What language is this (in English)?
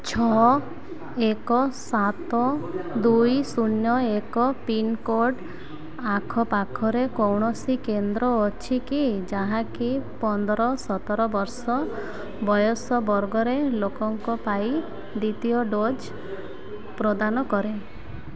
Odia